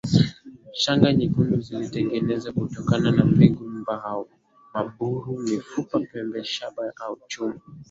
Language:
Swahili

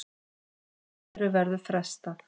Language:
Icelandic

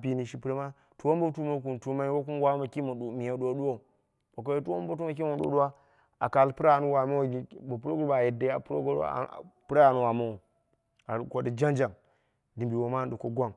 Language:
Dera (Nigeria)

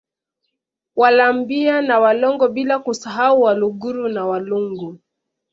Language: Swahili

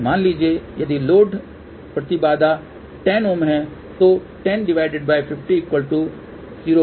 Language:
Hindi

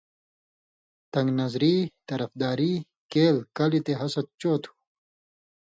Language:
Indus Kohistani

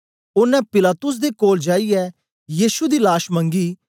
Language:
Dogri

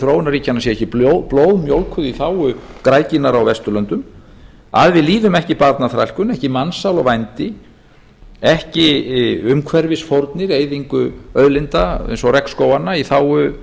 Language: Icelandic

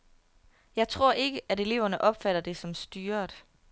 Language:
Danish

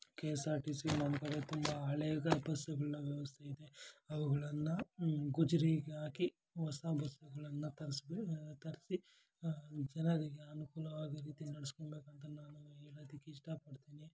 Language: Kannada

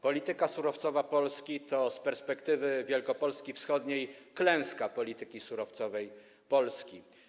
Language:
Polish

